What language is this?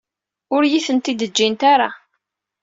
Kabyle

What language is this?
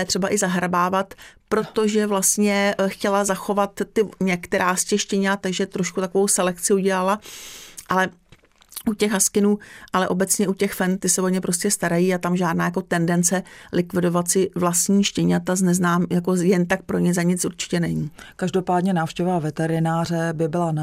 Czech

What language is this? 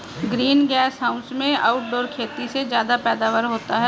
Hindi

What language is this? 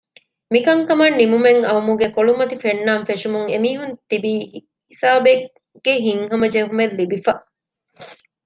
Divehi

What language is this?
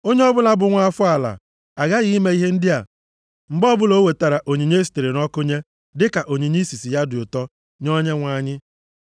Igbo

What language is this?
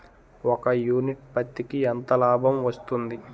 Telugu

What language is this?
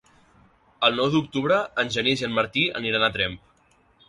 Catalan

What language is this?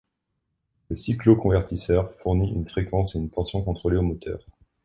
French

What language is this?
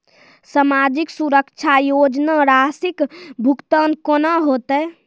Maithili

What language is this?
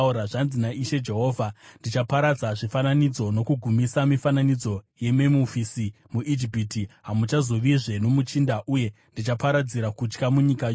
Shona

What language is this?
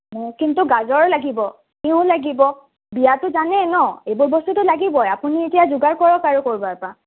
Assamese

